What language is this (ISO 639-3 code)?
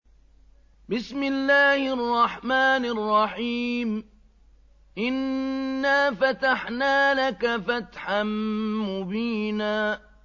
ara